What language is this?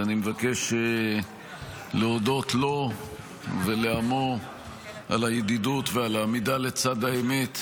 Hebrew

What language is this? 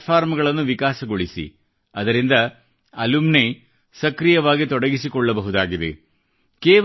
Kannada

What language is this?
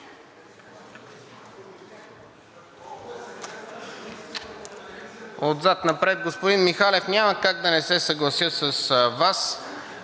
Bulgarian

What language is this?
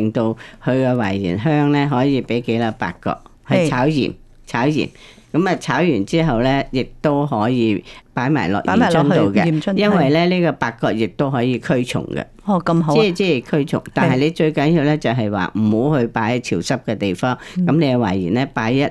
Chinese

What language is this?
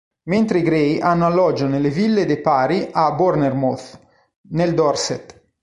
Italian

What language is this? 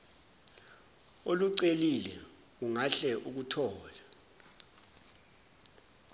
Zulu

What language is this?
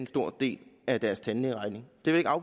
Danish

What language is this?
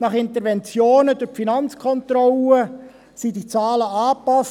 Swiss German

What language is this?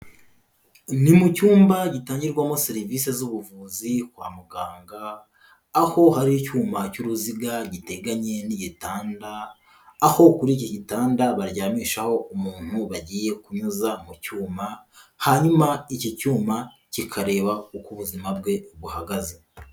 Kinyarwanda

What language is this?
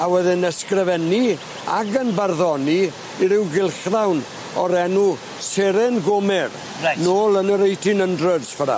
Welsh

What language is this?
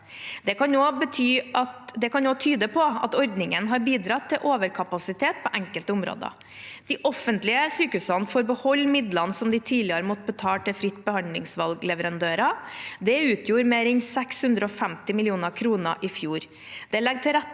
Norwegian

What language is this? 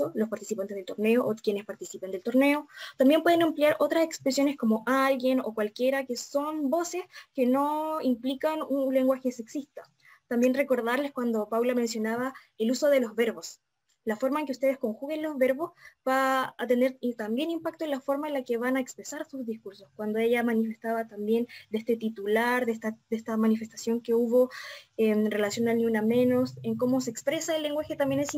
Spanish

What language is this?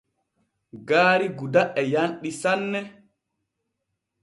Borgu Fulfulde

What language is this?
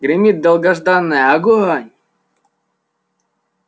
Russian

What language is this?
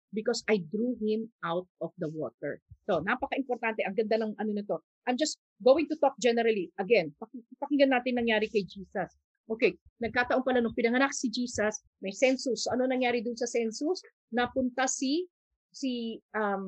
Filipino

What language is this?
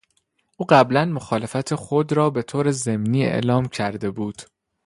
Persian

